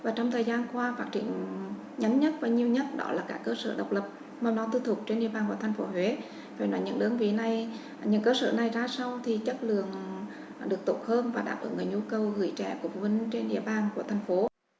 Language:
Vietnamese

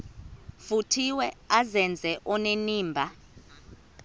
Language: Xhosa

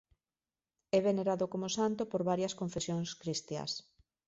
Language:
Galician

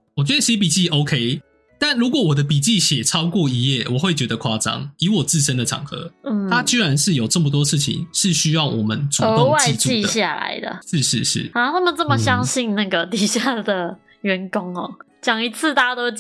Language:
Chinese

